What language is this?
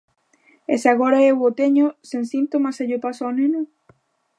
Galician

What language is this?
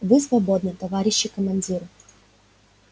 Russian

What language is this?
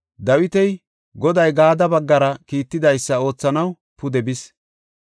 Gofa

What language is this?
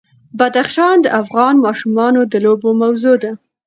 Pashto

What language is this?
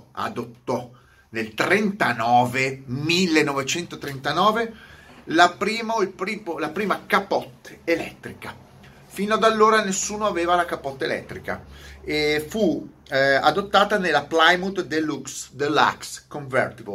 Italian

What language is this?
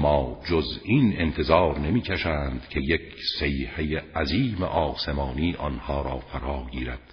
Persian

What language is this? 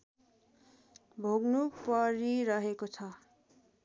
Nepali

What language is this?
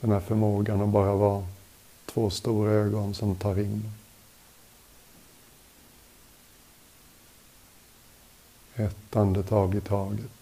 Swedish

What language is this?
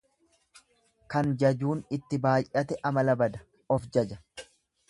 Oromo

